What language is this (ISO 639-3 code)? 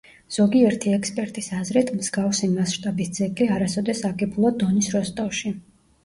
kat